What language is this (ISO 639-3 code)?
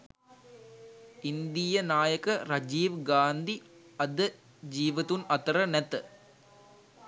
sin